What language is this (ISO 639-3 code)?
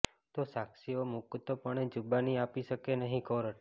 guj